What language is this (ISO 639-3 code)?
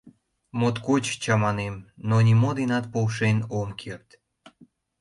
chm